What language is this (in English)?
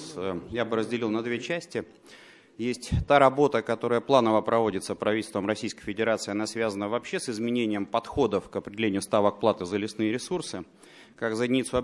Russian